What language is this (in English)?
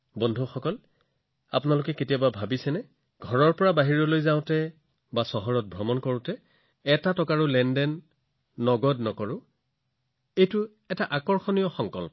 Assamese